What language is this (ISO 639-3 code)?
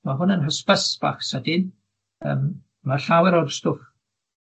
cym